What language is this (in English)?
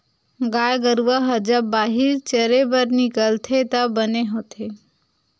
Chhattisgarhi